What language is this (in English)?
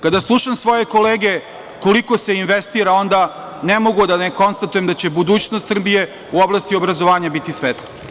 Serbian